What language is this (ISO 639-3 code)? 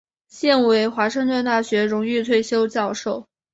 zho